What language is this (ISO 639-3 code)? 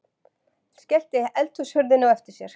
isl